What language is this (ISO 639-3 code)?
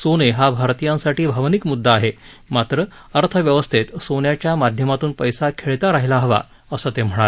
mar